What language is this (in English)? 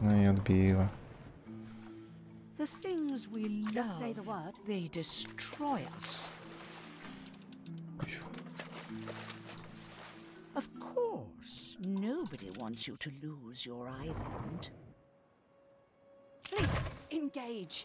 Polish